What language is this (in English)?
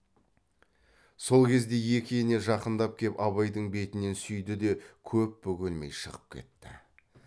Kazakh